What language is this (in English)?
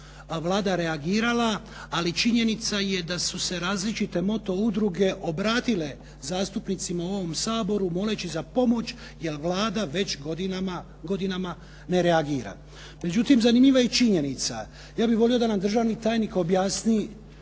Croatian